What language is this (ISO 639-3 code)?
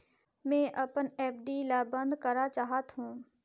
hne